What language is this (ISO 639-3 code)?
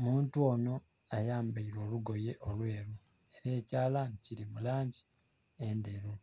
xog